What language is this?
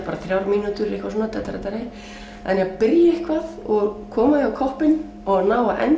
Icelandic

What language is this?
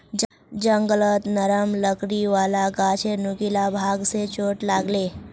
Magahi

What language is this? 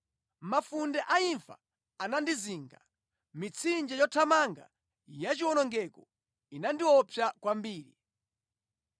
Nyanja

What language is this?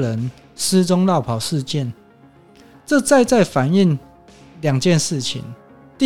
Chinese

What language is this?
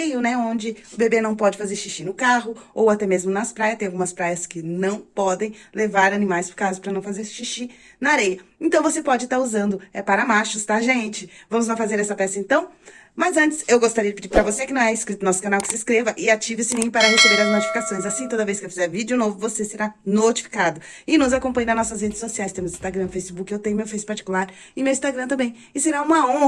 Portuguese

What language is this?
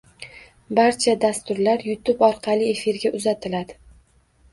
Uzbek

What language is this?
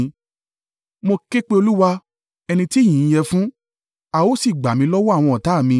Yoruba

